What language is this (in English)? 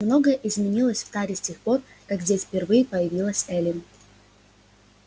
Russian